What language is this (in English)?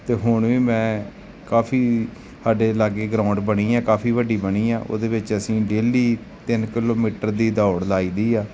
Punjabi